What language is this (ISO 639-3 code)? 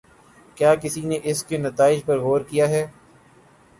urd